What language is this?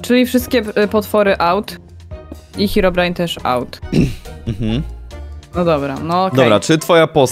Polish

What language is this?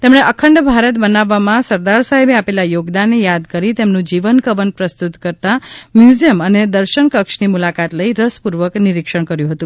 Gujarati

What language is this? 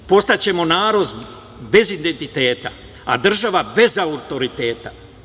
Serbian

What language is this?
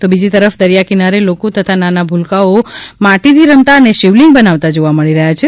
Gujarati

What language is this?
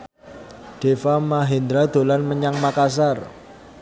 Javanese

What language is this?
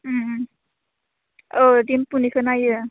Bodo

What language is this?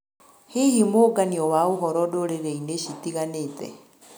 Kikuyu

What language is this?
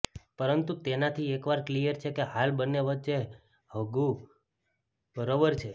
Gujarati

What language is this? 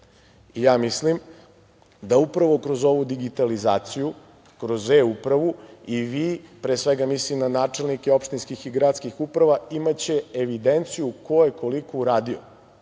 Serbian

